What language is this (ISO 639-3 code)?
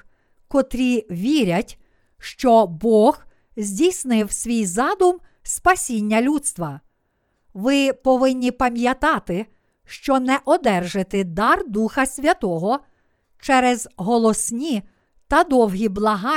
ukr